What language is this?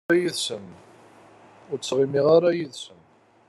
Kabyle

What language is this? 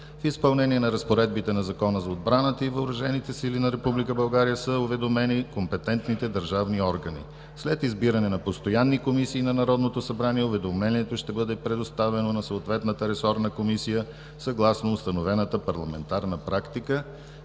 Bulgarian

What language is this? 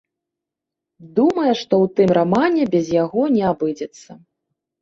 Belarusian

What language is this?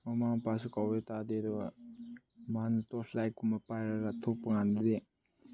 Manipuri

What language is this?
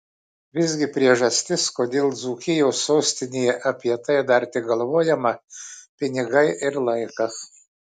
Lithuanian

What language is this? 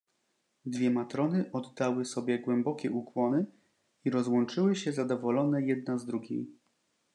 Polish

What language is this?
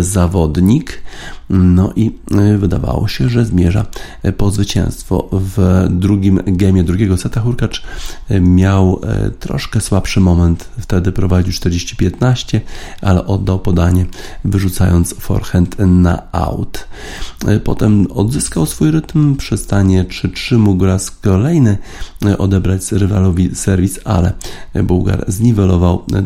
Polish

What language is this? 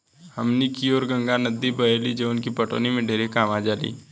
Bhojpuri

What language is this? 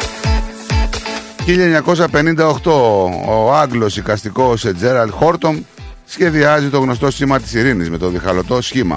Greek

